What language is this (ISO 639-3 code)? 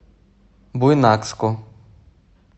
rus